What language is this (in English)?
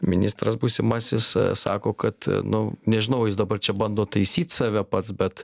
Lithuanian